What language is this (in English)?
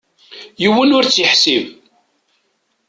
Kabyle